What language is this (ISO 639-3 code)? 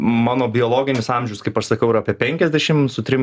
lit